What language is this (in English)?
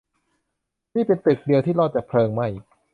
Thai